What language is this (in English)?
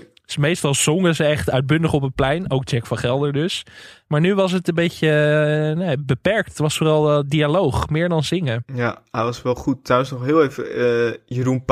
Dutch